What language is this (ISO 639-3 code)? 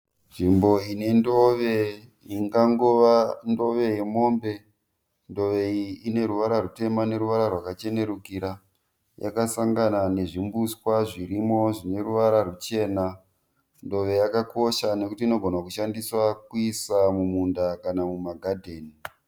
sna